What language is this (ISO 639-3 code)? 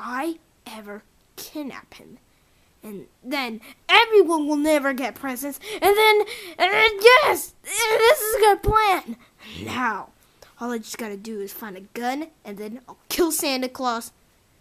eng